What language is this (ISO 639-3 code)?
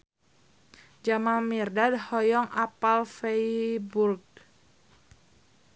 sun